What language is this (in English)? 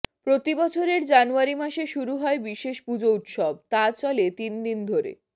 Bangla